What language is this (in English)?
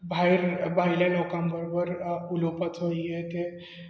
Konkani